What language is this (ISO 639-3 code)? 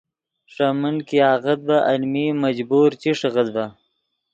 ydg